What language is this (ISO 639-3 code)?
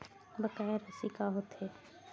hne